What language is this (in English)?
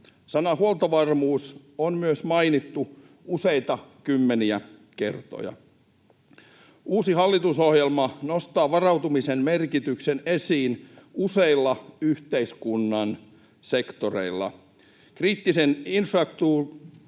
Finnish